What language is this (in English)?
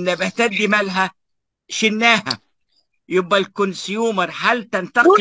Arabic